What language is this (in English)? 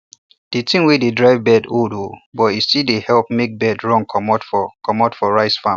Nigerian Pidgin